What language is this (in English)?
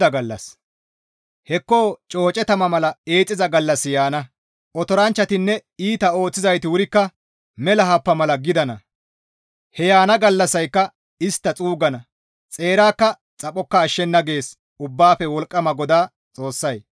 Gamo